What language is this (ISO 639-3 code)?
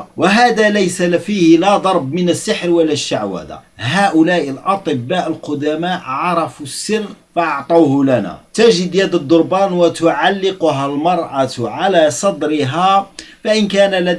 ara